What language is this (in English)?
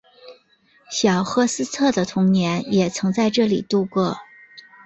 Chinese